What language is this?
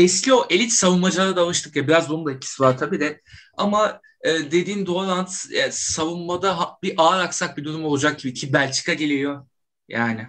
Turkish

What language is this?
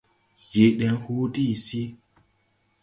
Tupuri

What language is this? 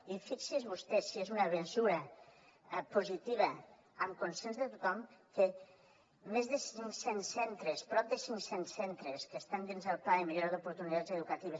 Catalan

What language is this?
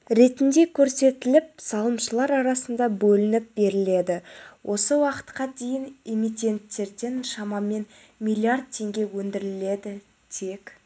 Kazakh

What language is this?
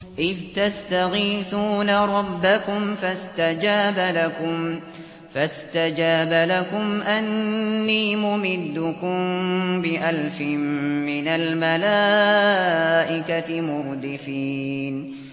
Arabic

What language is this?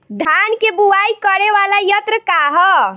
Bhojpuri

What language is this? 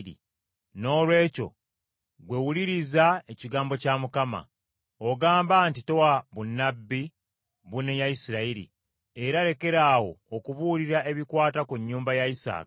Ganda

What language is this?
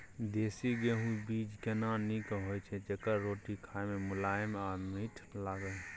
Maithili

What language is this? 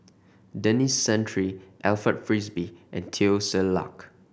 English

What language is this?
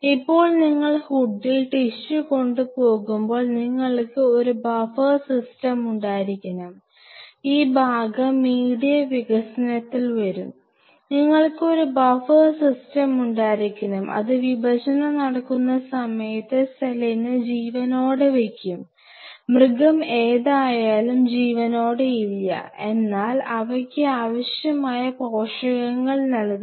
Malayalam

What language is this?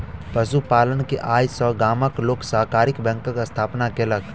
Maithili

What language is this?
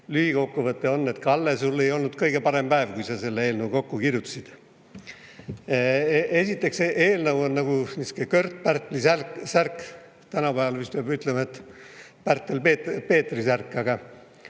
Estonian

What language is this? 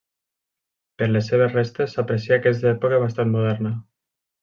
Catalan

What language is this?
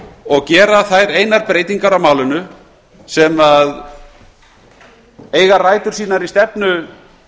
Icelandic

